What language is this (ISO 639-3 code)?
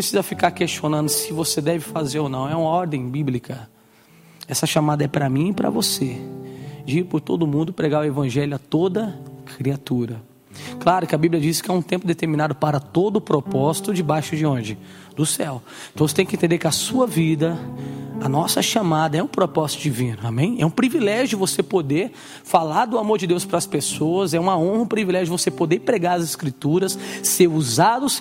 por